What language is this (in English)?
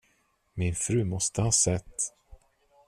Swedish